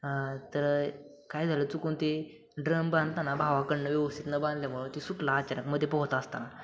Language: Marathi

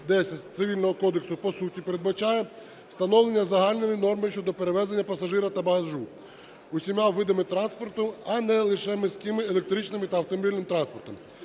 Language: Ukrainian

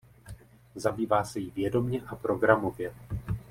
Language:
Czech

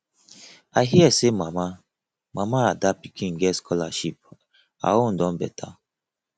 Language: Nigerian Pidgin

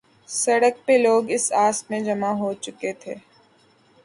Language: Urdu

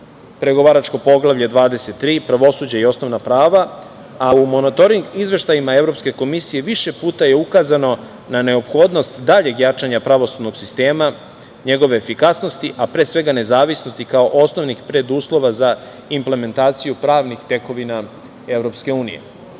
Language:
Serbian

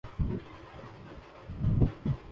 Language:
Urdu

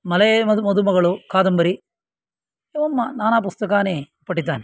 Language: Sanskrit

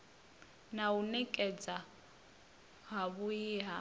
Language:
Venda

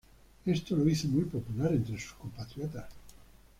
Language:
Spanish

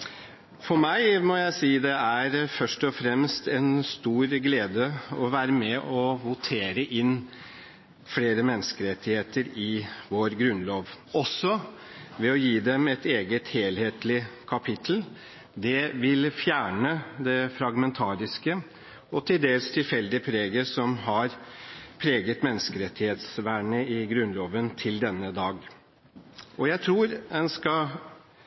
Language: Norwegian Bokmål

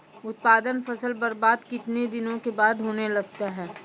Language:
Maithili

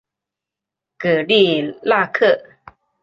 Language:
Chinese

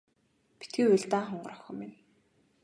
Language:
Mongolian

